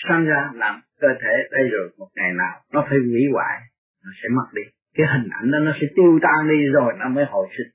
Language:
Vietnamese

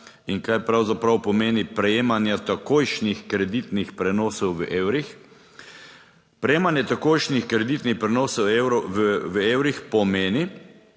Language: Slovenian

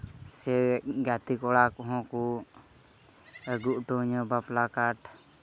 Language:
Santali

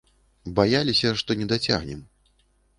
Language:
Belarusian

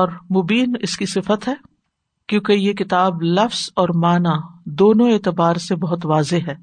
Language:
Urdu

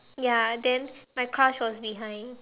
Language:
English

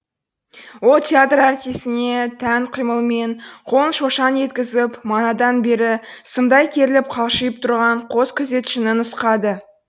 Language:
Kazakh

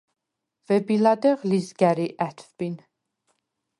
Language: Svan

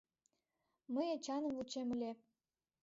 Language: Mari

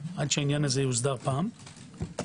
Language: Hebrew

